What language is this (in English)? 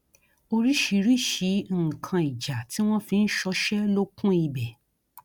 Yoruba